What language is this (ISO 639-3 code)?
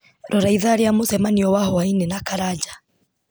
kik